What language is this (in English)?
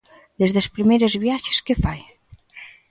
Galician